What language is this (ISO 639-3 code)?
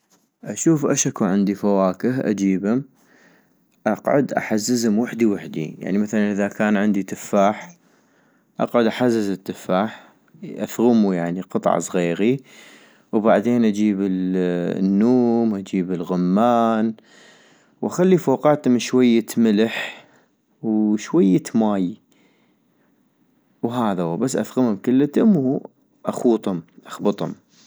ayp